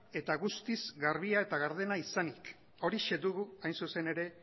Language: Basque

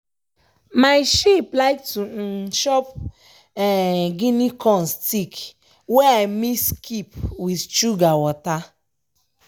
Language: Nigerian Pidgin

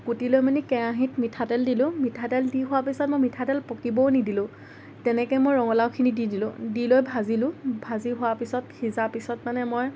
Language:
Assamese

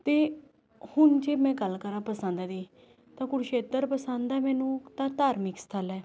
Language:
Punjabi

